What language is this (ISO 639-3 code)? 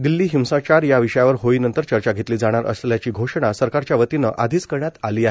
mar